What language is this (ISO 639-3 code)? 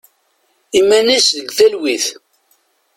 kab